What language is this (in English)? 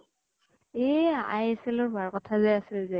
Assamese